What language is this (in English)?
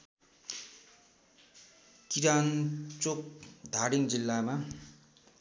Nepali